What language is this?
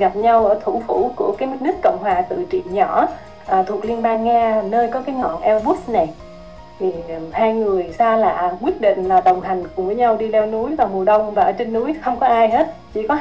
Vietnamese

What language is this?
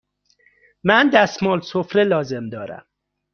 Persian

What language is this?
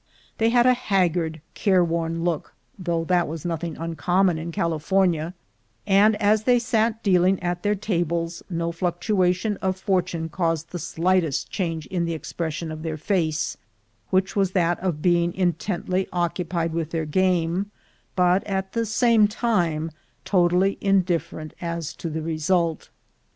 English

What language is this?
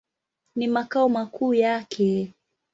Swahili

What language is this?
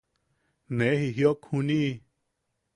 Yaqui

